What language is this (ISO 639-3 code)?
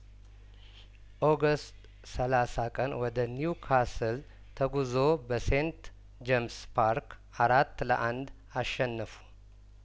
amh